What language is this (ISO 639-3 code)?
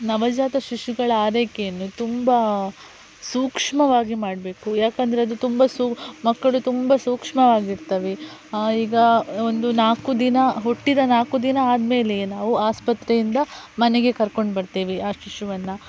kan